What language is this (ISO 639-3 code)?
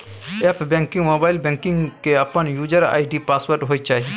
mai